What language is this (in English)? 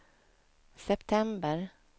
Swedish